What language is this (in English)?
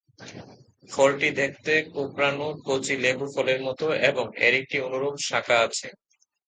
Bangla